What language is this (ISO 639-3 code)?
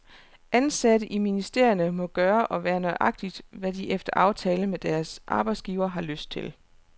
dan